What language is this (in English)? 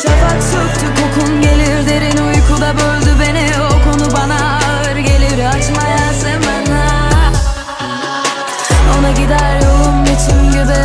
Turkish